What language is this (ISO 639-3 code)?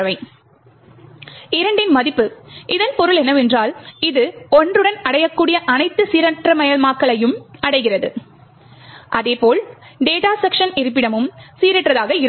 tam